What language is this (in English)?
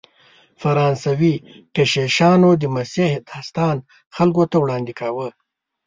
Pashto